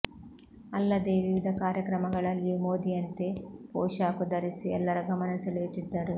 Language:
Kannada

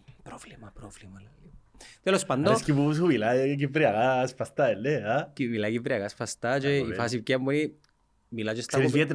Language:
Greek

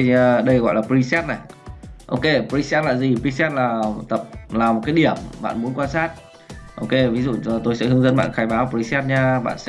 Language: Vietnamese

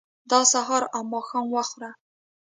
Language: Pashto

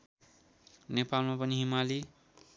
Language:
Nepali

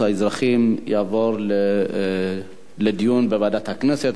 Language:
Hebrew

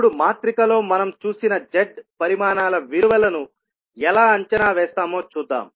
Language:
Telugu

